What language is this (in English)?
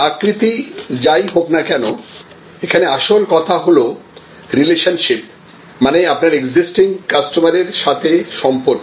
Bangla